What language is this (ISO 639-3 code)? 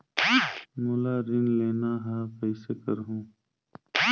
hne